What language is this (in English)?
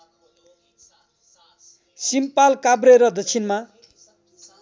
Nepali